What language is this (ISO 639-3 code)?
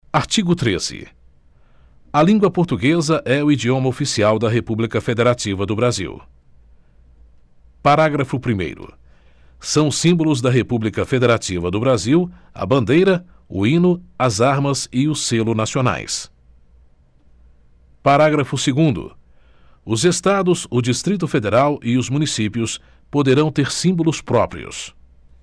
por